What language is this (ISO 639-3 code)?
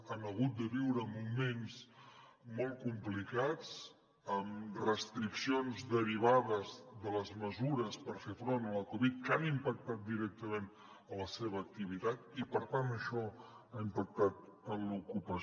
cat